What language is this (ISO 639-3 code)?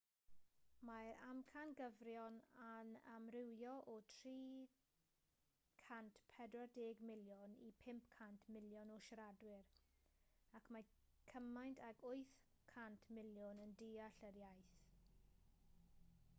cym